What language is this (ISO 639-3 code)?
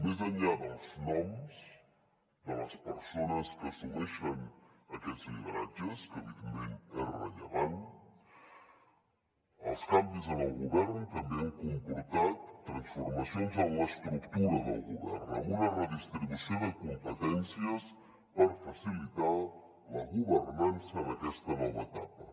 cat